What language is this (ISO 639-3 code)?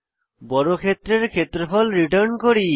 ben